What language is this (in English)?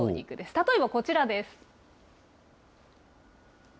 Japanese